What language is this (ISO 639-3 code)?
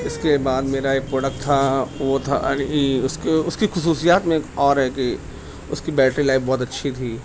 urd